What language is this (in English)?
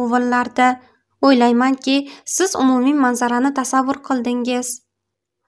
Turkish